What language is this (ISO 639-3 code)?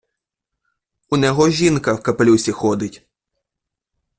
ukr